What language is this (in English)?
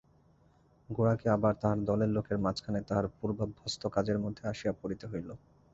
Bangla